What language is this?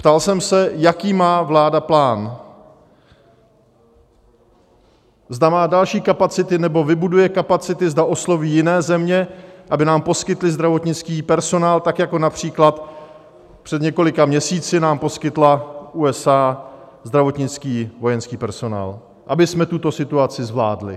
Czech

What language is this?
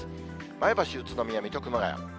Japanese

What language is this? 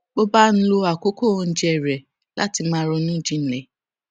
Yoruba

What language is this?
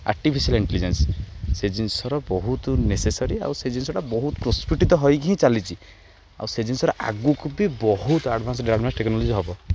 Odia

